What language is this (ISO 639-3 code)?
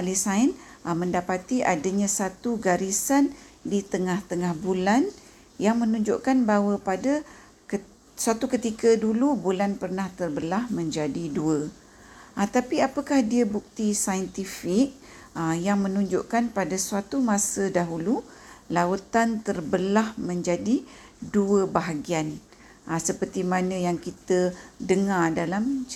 msa